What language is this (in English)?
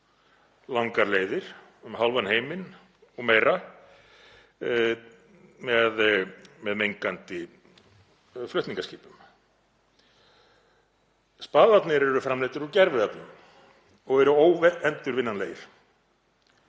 Icelandic